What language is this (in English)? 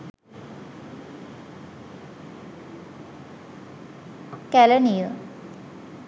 Sinhala